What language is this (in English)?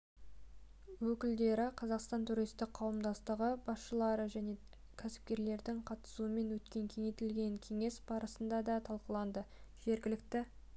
Kazakh